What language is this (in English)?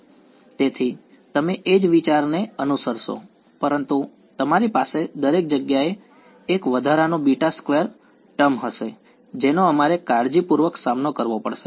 Gujarati